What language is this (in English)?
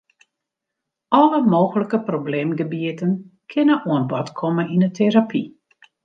Western Frisian